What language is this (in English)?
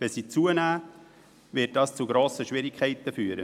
Swiss German